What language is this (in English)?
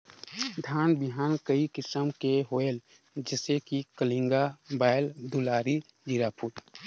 Chhattisgarhi